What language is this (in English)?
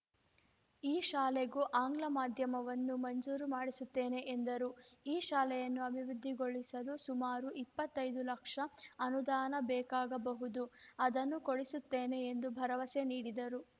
Kannada